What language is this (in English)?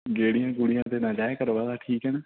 Punjabi